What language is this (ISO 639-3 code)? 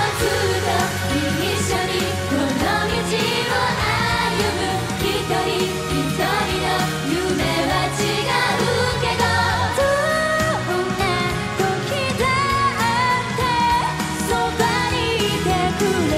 jpn